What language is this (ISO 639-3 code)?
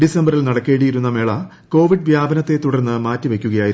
mal